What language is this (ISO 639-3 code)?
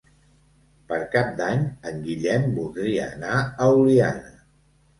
cat